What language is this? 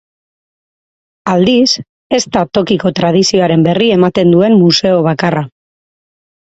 Basque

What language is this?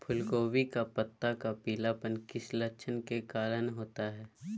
Magahi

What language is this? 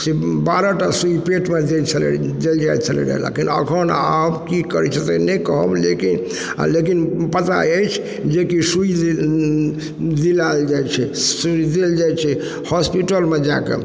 Maithili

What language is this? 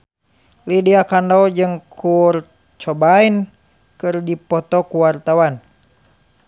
Sundanese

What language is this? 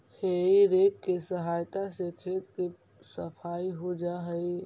Magahi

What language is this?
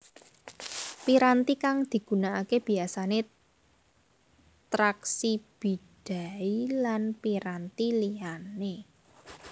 Javanese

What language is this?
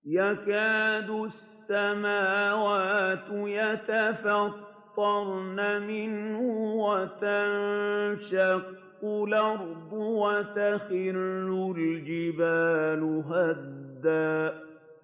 Arabic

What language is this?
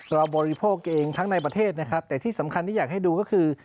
Thai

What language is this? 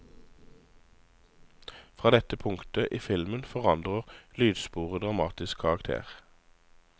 Norwegian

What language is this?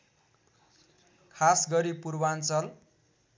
Nepali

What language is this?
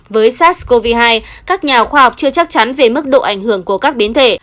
Vietnamese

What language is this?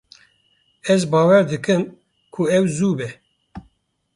Kurdish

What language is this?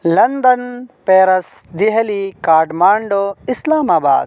Urdu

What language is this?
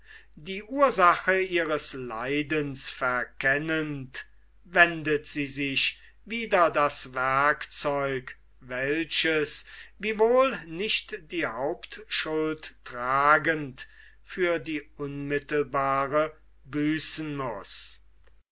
German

